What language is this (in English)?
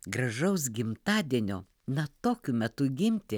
Lithuanian